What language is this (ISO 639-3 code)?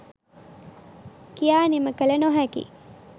sin